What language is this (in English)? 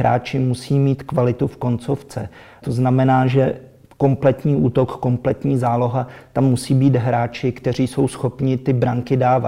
Czech